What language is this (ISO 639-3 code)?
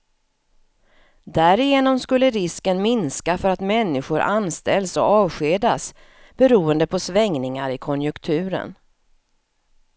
swe